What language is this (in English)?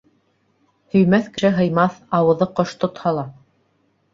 Bashkir